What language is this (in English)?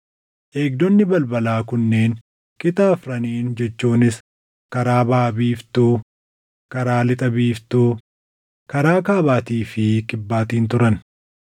Oromo